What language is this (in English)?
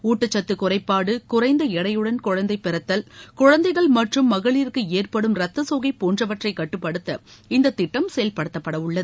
Tamil